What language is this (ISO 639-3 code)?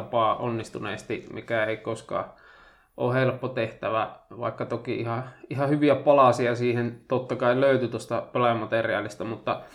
fin